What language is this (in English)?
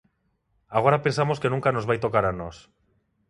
Galician